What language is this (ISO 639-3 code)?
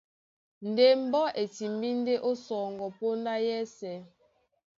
dua